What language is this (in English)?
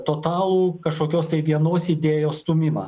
Lithuanian